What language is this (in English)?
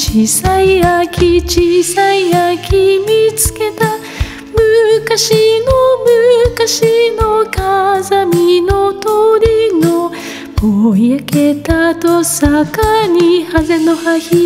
Turkish